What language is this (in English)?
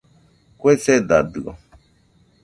Nüpode Huitoto